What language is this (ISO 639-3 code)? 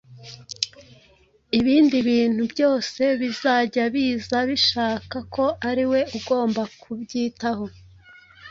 kin